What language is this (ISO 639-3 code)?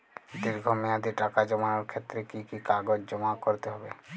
ben